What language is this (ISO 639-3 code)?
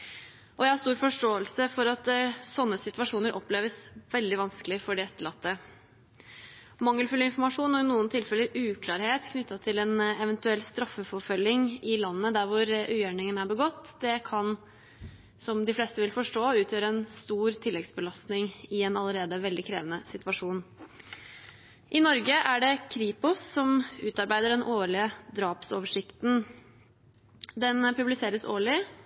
nob